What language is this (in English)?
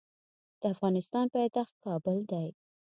Pashto